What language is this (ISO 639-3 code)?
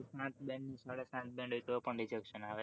guj